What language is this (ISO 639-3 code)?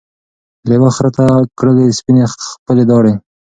pus